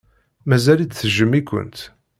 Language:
Kabyle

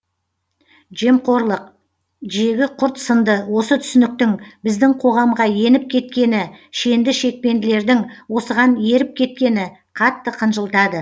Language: Kazakh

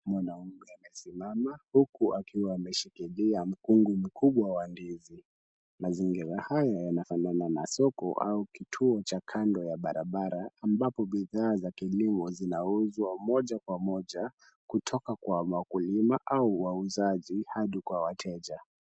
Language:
Swahili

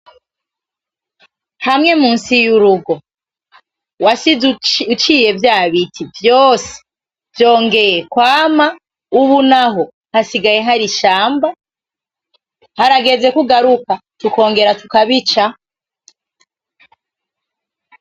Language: Rundi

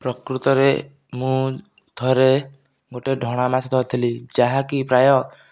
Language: Odia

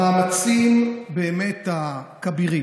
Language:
Hebrew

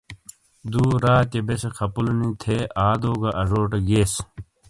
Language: Shina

